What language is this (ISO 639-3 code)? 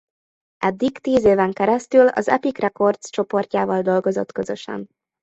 hun